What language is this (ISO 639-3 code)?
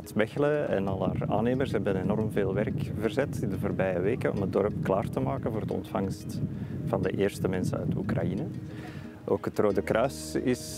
nld